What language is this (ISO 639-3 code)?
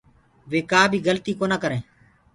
ggg